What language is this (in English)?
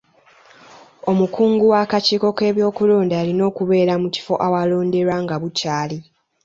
Ganda